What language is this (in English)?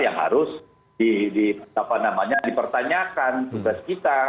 Indonesian